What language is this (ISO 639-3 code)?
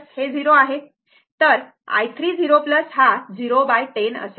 mar